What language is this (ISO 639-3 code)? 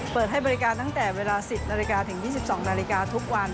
tha